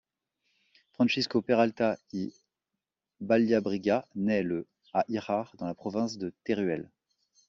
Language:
French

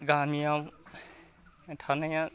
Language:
Bodo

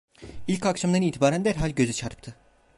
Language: Turkish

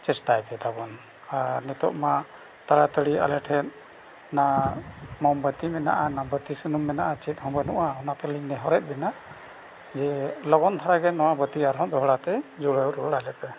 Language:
Santali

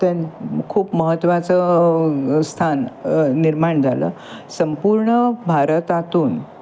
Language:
Marathi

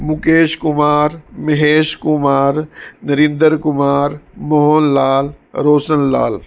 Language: Punjabi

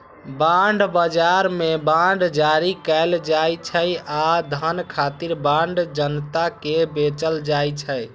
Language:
Maithili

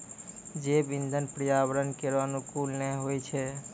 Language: Maithili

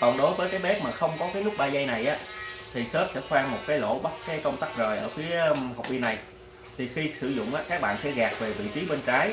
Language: Vietnamese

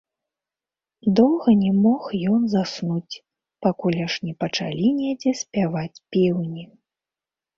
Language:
Belarusian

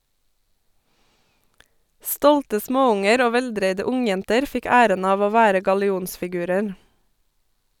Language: Norwegian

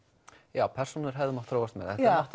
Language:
Icelandic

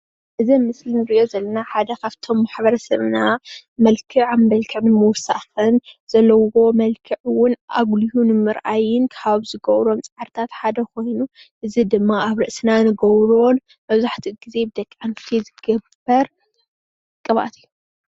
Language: Tigrinya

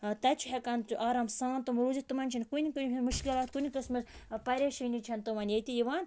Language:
Kashmiri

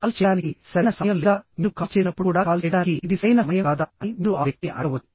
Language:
Telugu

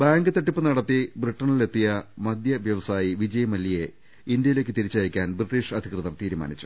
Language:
Malayalam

